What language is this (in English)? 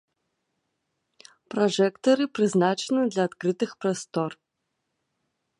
Belarusian